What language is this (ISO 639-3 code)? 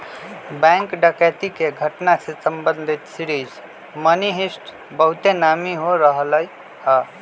mag